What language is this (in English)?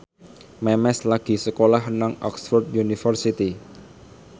Javanese